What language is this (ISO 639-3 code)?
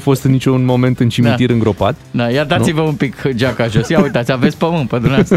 ron